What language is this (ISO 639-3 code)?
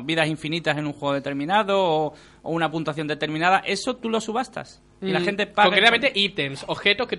spa